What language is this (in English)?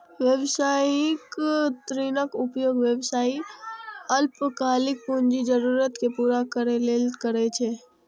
Maithili